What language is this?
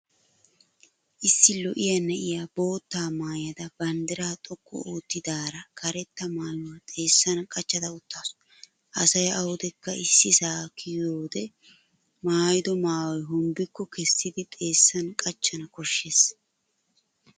Wolaytta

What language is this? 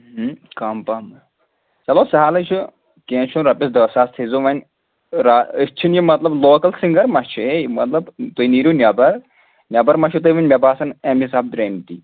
Kashmiri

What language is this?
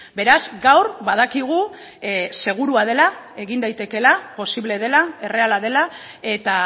Basque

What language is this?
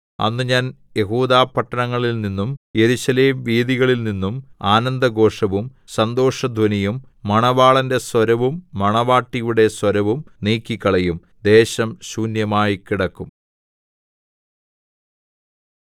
Malayalam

